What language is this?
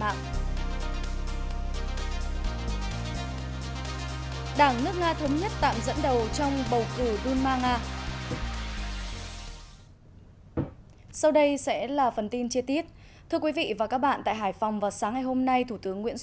Vietnamese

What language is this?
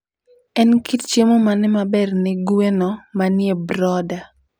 Luo (Kenya and Tanzania)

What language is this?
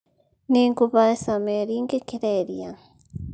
Kikuyu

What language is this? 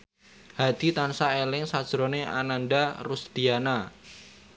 Javanese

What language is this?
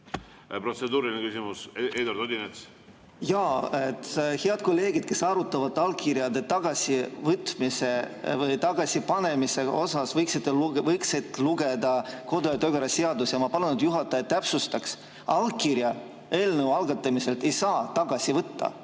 Estonian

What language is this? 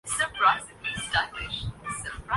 Urdu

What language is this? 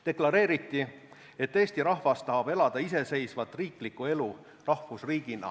Estonian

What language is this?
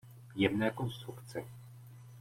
Czech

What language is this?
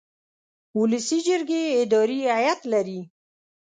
Pashto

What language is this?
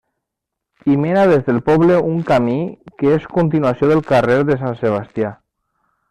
Catalan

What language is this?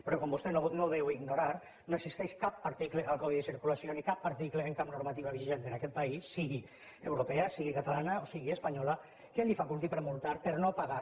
Catalan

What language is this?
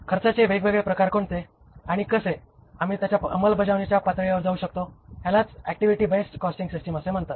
Marathi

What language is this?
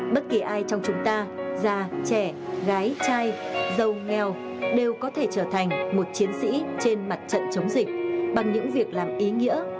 Vietnamese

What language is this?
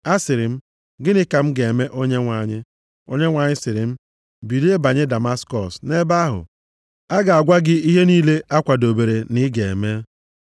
Igbo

